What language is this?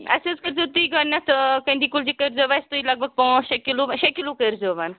Kashmiri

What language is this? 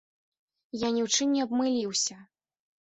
Belarusian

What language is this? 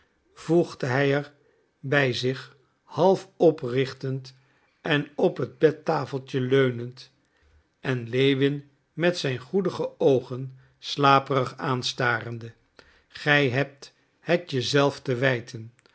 Dutch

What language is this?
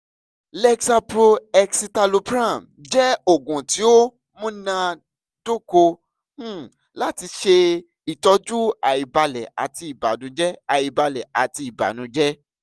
Yoruba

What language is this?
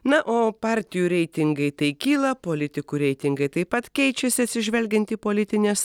Lithuanian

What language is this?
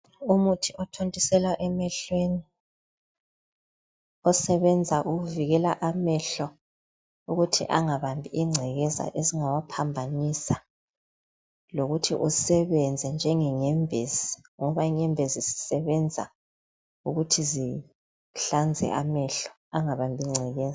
North Ndebele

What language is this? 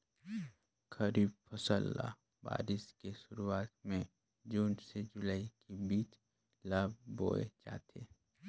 Chhattisgarhi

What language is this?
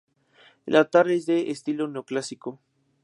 Spanish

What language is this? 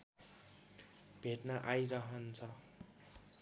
Nepali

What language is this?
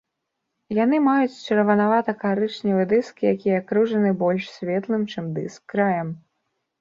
Belarusian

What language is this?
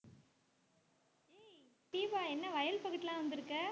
Tamil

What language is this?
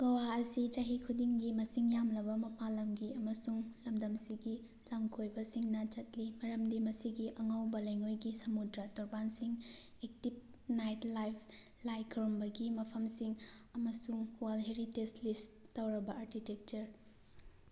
Manipuri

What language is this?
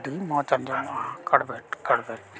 Santali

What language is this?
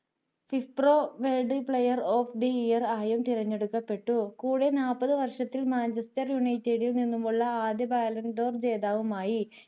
Malayalam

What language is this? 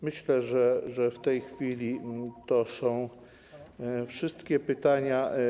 Polish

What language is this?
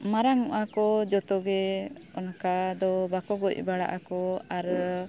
Santali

